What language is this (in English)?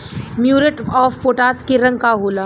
Bhojpuri